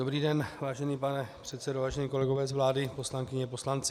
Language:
Czech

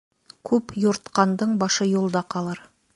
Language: Bashkir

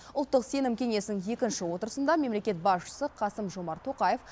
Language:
Kazakh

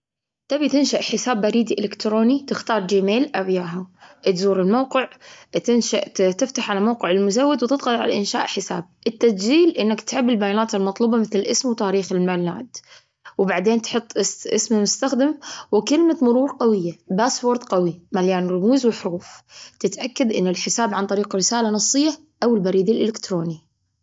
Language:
Gulf Arabic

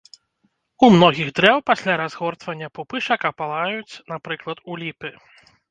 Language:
Belarusian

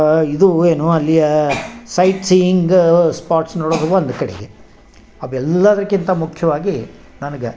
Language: Kannada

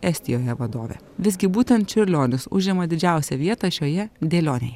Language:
Lithuanian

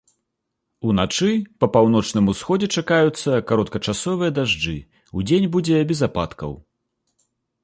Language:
Belarusian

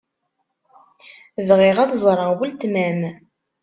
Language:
Kabyle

